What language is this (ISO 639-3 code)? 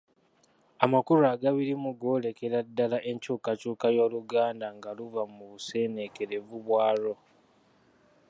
lug